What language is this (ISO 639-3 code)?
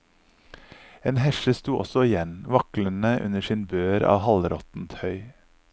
nor